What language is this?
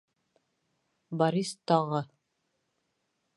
Bashkir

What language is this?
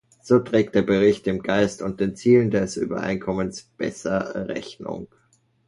German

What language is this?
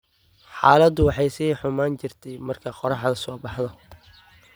Somali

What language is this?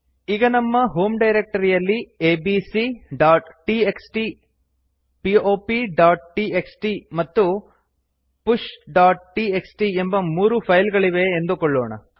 Kannada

